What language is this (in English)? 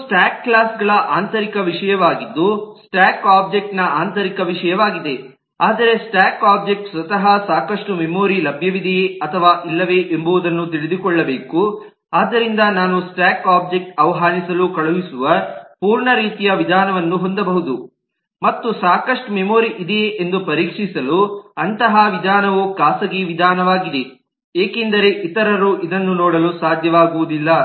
Kannada